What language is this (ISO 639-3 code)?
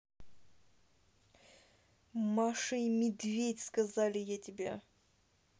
rus